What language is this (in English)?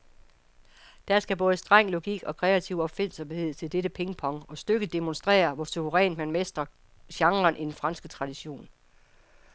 Danish